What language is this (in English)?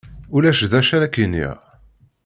Kabyle